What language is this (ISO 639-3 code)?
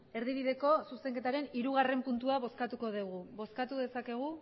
eus